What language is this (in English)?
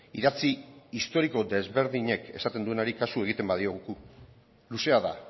Basque